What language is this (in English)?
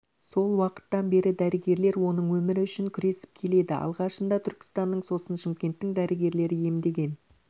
Kazakh